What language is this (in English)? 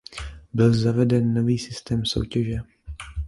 Czech